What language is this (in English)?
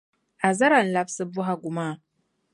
Dagbani